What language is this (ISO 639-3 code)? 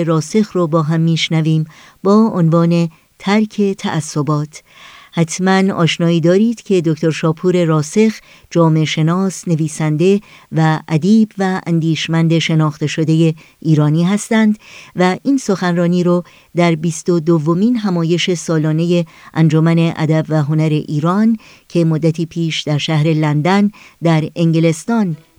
fas